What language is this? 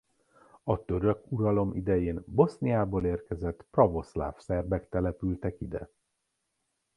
Hungarian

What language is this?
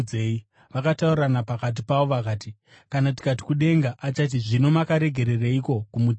Shona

